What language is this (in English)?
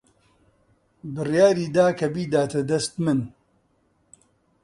Central Kurdish